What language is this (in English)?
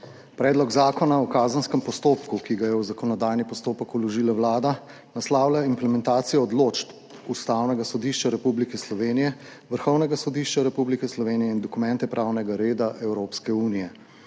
Slovenian